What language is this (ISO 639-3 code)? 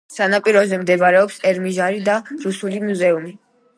kat